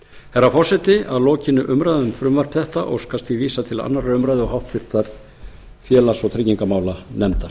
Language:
Icelandic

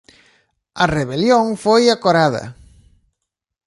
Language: Galician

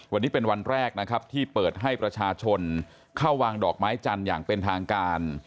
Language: Thai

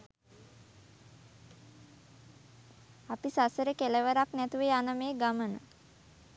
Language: Sinhala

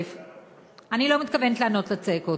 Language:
Hebrew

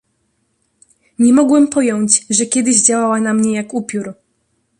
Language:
Polish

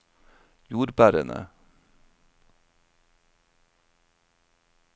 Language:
Norwegian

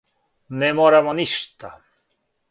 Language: Serbian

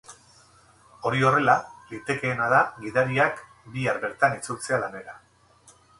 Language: Basque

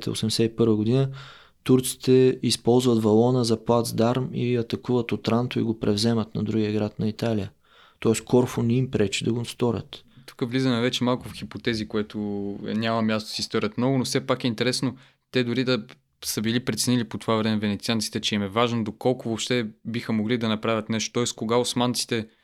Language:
Bulgarian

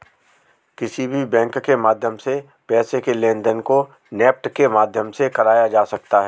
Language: Hindi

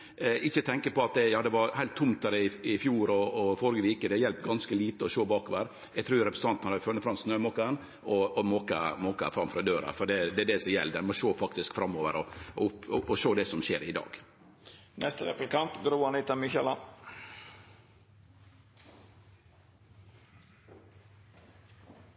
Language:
Norwegian Nynorsk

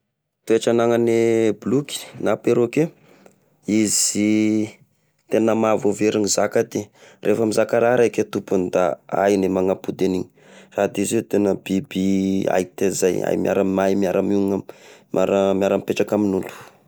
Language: Tesaka Malagasy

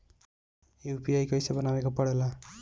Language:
Bhojpuri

